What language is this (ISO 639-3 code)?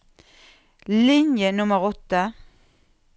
nor